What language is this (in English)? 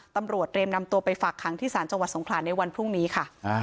Thai